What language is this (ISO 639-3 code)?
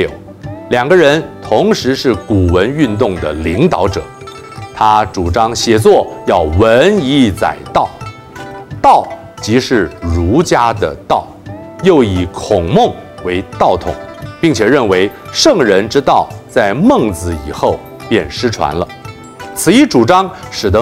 zho